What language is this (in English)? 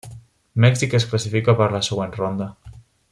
Catalan